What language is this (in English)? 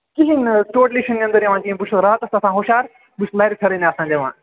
Kashmiri